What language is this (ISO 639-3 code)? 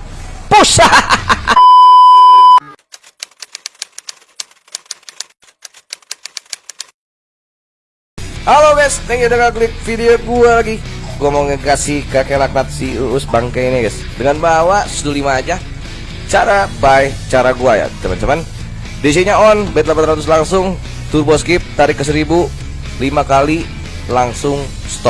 ind